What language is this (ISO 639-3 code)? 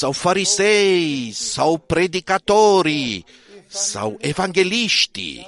ron